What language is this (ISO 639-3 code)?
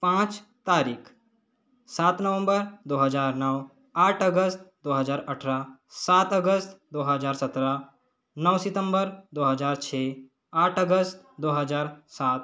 hin